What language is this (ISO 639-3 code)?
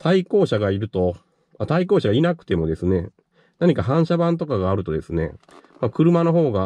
jpn